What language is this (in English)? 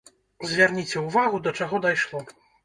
Belarusian